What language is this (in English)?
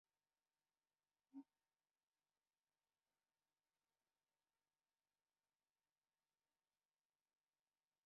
Hungarian